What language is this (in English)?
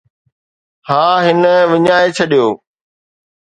Sindhi